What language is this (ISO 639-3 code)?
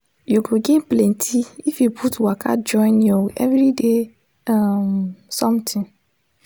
pcm